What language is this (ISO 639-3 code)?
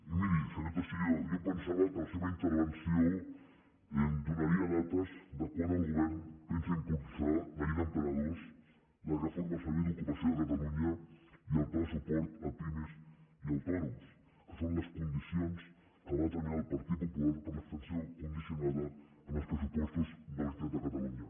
cat